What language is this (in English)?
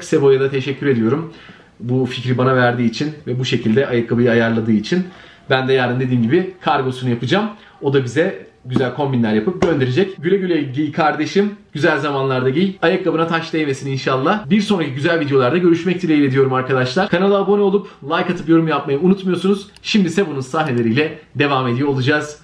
Turkish